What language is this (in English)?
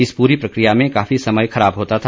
Hindi